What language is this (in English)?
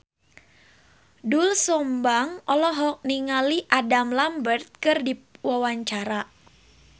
Sundanese